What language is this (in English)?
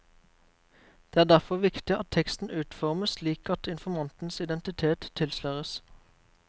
Norwegian